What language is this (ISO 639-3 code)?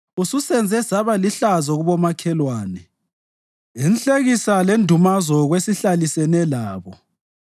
nde